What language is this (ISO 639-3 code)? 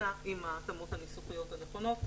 heb